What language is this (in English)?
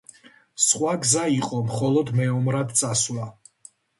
Georgian